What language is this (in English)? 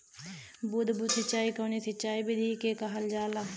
Bhojpuri